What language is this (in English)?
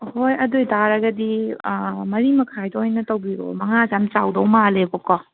Manipuri